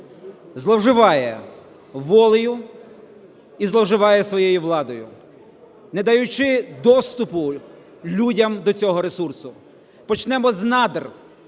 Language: Ukrainian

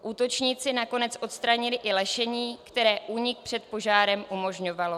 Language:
Czech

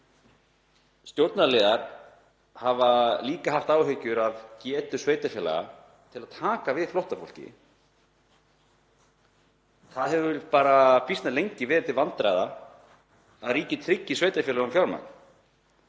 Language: Icelandic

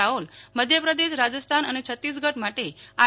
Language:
Gujarati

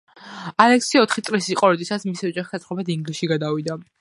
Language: Georgian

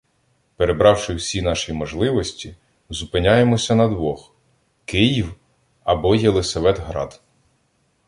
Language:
Ukrainian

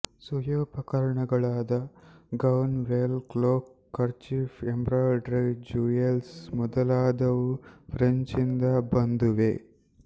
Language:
Kannada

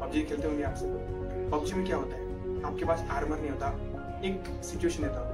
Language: Hindi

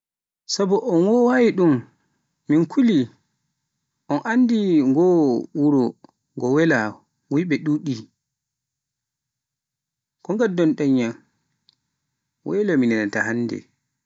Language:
Pular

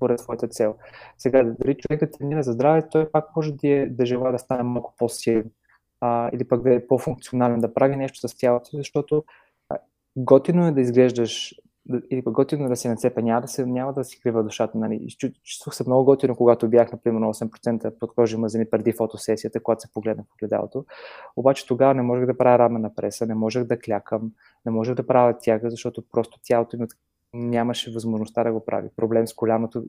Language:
Bulgarian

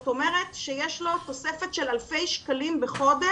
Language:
Hebrew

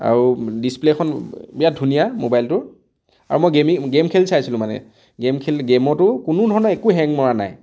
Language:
Assamese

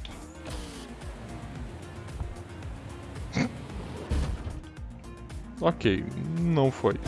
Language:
Portuguese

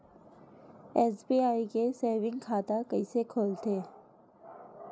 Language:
Chhattisgarhi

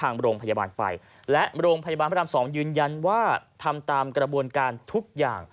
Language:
Thai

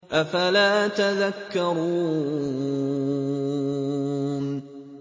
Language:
Arabic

